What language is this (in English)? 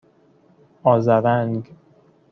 Persian